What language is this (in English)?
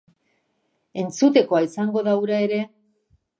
Basque